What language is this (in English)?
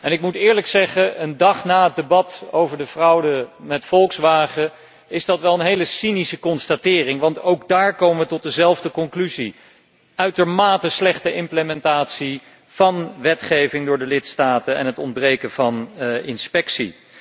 Dutch